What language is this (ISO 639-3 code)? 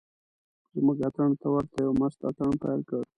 pus